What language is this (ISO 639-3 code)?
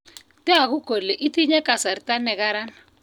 kln